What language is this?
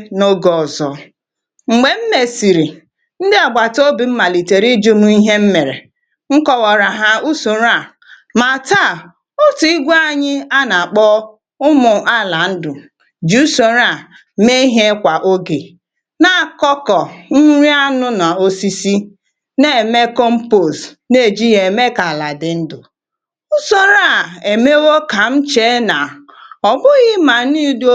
Igbo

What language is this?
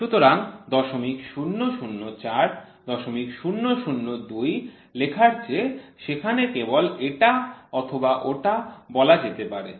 Bangla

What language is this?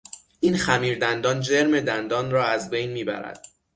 Persian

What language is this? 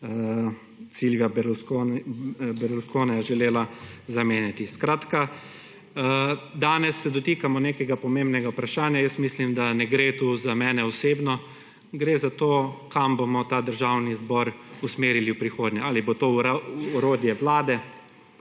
Slovenian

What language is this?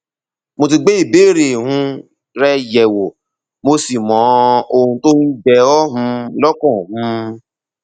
Yoruba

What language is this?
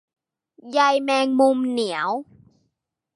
Thai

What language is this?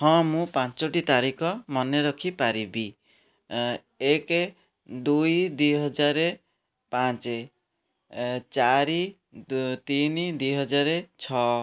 Odia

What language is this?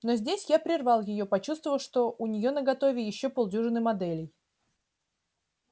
Russian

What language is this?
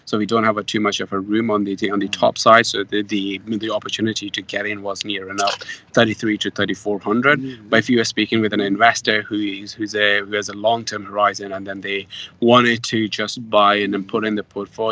English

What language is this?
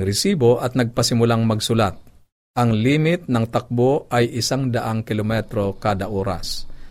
Filipino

